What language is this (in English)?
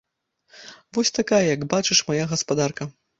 Belarusian